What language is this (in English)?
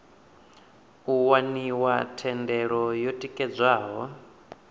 Venda